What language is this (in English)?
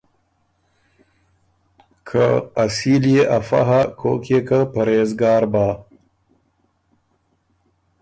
Ormuri